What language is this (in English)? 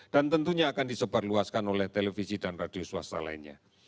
Indonesian